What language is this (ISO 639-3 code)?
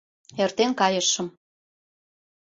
chm